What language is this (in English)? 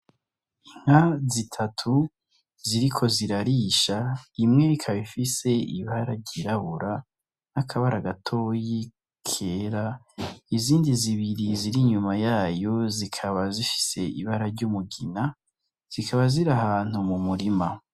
Rundi